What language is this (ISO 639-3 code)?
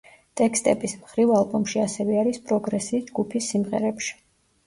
kat